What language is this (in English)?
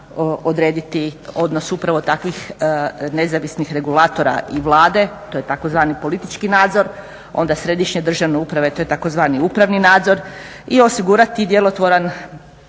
Croatian